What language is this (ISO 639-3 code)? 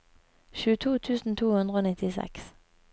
nor